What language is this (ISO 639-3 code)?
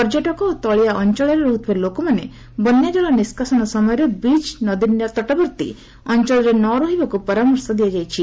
ori